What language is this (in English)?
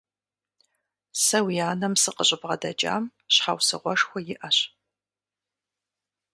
Kabardian